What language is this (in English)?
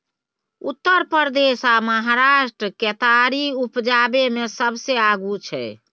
Maithili